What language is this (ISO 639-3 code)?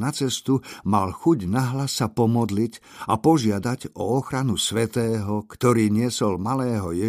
slk